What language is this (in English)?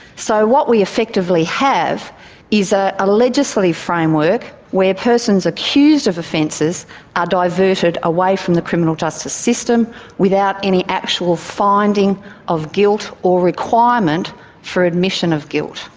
English